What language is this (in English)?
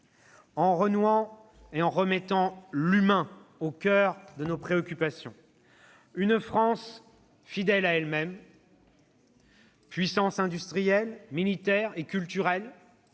French